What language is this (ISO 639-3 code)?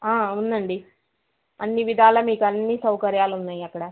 tel